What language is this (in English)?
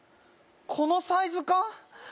Japanese